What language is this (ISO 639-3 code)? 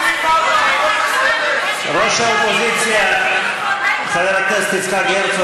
heb